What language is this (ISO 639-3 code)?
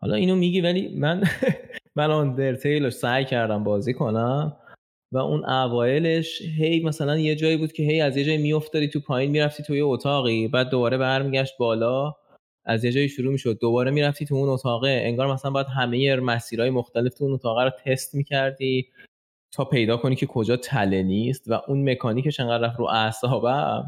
fas